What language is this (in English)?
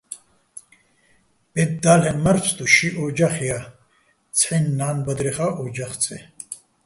Bats